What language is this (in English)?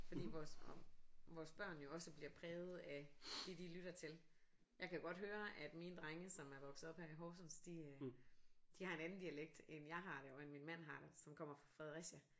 Danish